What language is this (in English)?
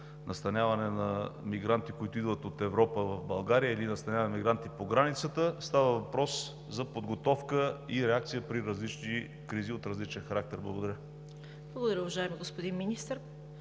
Bulgarian